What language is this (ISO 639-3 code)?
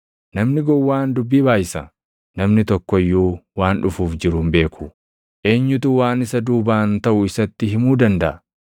orm